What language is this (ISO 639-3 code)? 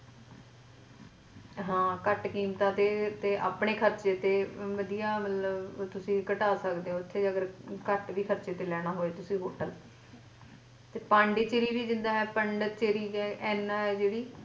pan